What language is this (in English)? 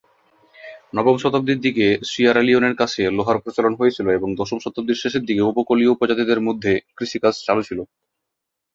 Bangla